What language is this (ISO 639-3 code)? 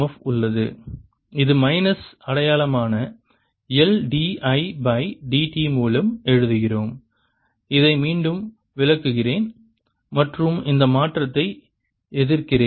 tam